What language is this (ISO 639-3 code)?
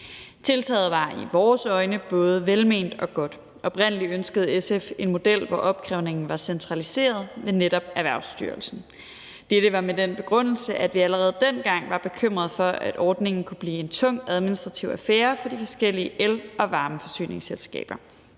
dan